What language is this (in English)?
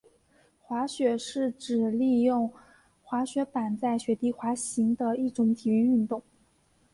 Chinese